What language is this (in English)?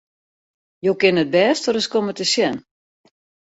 Western Frisian